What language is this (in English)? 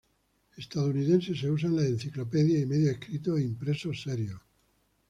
Spanish